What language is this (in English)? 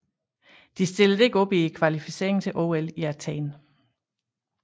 Danish